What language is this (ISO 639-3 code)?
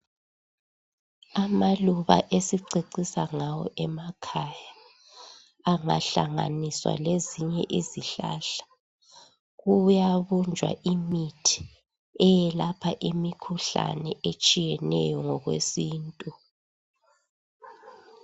nde